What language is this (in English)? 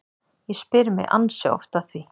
Icelandic